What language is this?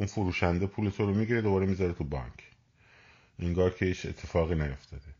Persian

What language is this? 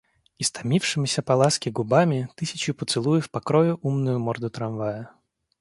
Russian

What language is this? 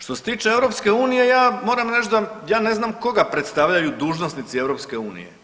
Croatian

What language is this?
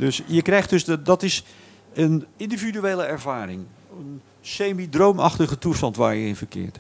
Dutch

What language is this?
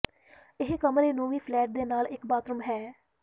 Punjabi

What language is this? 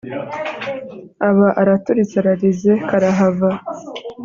Kinyarwanda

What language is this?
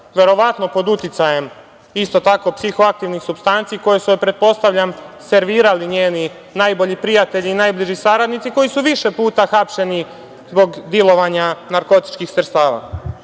Serbian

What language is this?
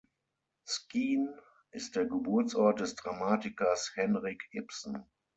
German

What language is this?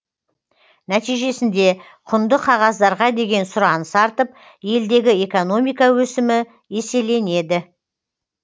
Kazakh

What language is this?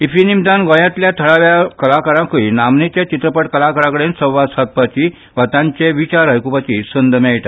Konkani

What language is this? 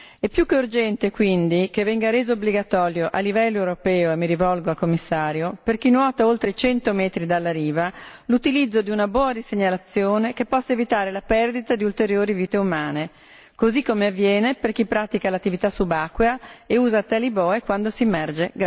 Italian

